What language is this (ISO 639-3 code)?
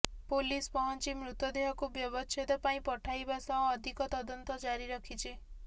ori